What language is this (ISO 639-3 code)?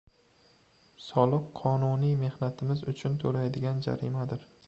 uzb